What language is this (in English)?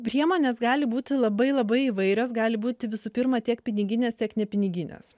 Lithuanian